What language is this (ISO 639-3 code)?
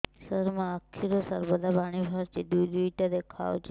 ori